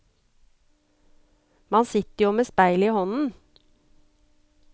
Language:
Norwegian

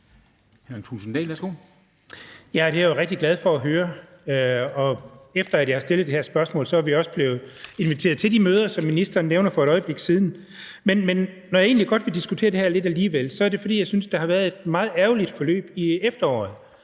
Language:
Danish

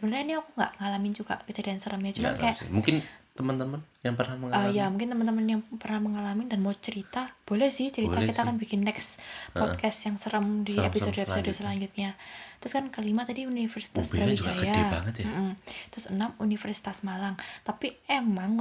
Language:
Indonesian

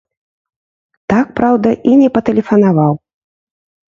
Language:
Belarusian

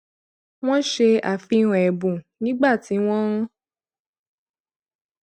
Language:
Yoruba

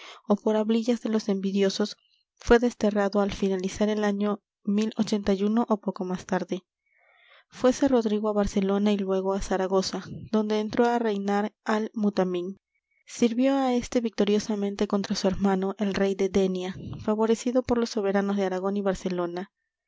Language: Spanish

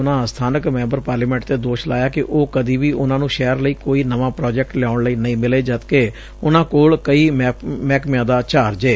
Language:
Punjabi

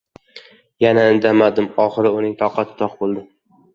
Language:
Uzbek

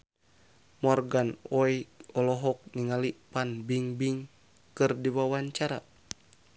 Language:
Sundanese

